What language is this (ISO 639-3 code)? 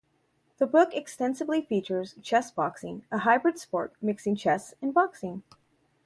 eng